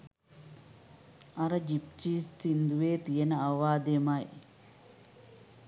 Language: Sinhala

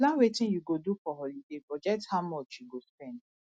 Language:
Nigerian Pidgin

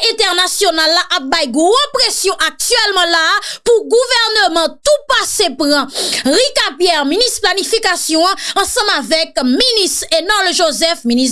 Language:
French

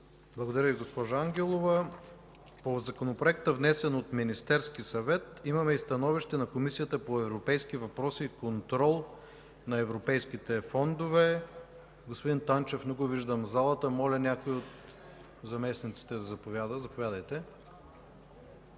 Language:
Bulgarian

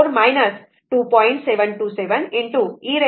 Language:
Marathi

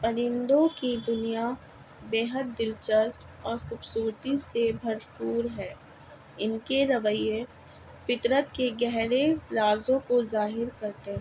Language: Urdu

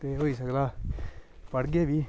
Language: Dogri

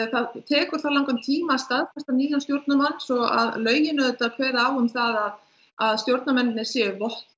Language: Icelandic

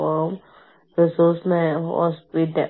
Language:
Malayalam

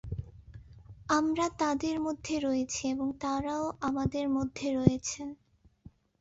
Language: Bangla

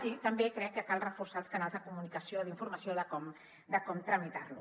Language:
Catalan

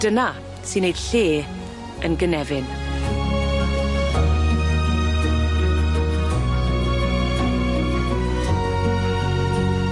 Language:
Welsh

